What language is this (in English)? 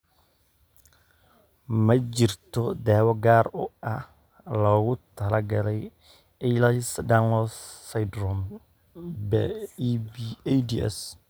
Somali